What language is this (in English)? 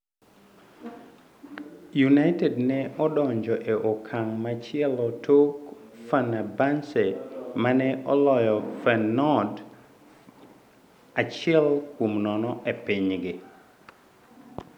Luo (Kenya and Tanzania)